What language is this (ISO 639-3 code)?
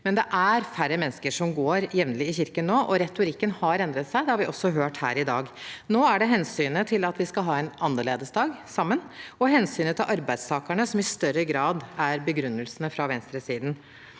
nor